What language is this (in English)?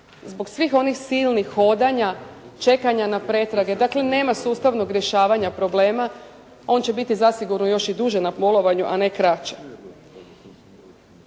Croatian